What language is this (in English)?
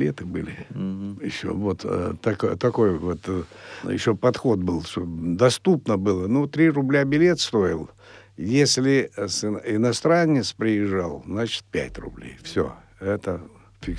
Russian